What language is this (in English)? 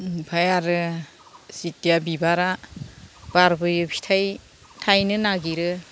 Bodo